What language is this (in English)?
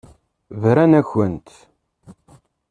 Kabyle